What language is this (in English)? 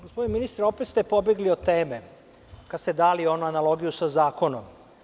Serbian